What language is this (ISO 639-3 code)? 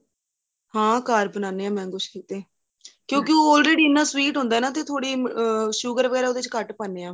pan